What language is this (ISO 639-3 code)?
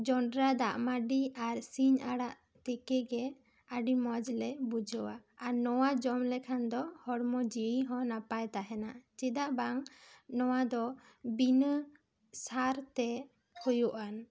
sat